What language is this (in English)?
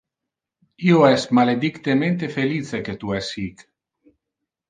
Interlingua